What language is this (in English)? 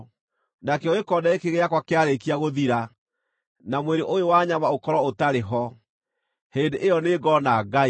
Kikuyu